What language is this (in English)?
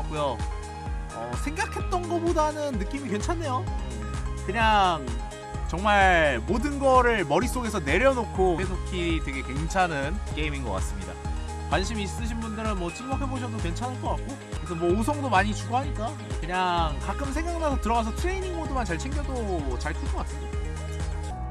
Korean